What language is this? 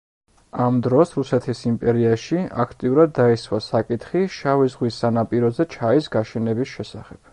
Georgian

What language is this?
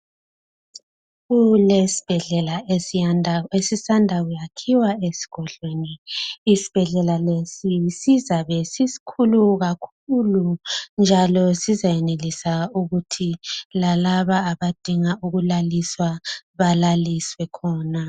North Ndebele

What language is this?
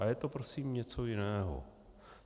Czech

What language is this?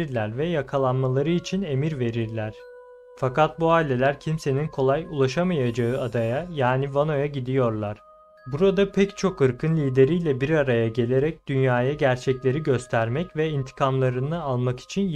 Turkish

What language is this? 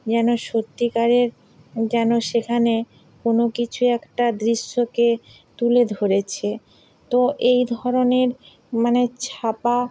Bangla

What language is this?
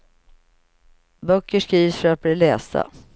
Swedish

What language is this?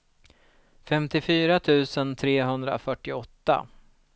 Swedish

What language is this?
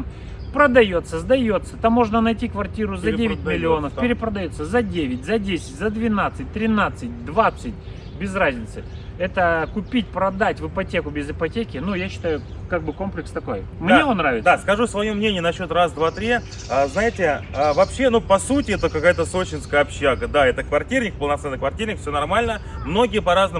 Russian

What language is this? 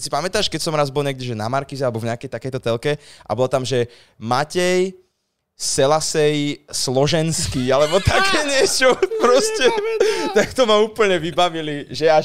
Slovak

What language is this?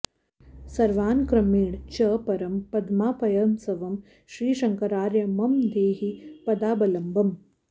Sanskrit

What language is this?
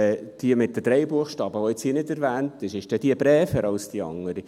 Swiss German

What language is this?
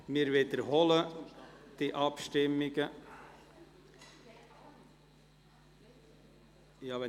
Swiss German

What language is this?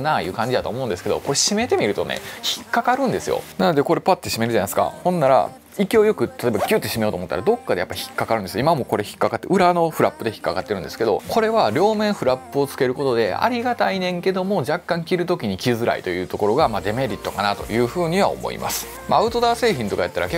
Japanese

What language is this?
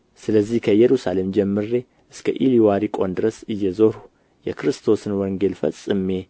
Amharic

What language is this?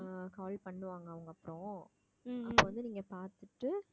Tamil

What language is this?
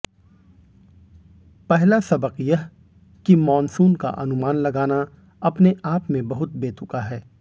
Hindi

